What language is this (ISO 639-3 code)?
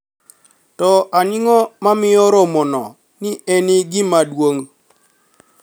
luo